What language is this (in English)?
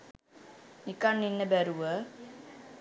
Sinhala